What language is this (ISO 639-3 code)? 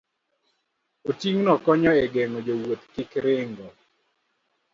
luo